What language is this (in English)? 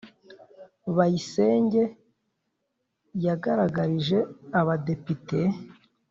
Kinyarwanda